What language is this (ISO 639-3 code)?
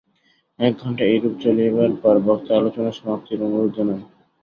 ben